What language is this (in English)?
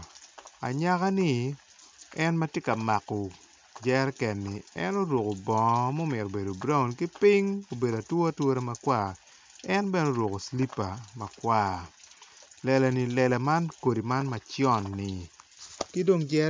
Acoli